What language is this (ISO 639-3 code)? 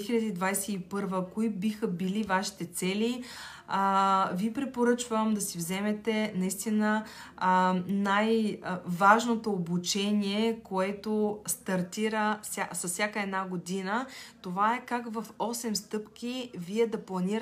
bul